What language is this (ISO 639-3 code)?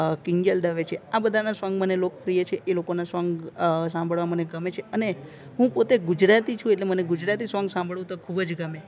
guj